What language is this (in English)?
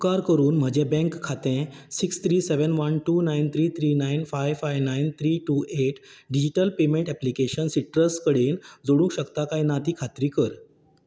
Konkani